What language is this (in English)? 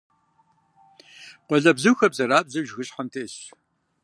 Kabardian